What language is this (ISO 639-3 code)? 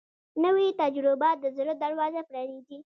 pus